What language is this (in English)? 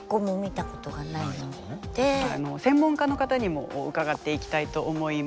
Japanese